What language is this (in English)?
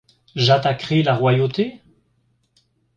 French